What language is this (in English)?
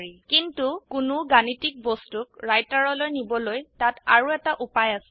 Assamese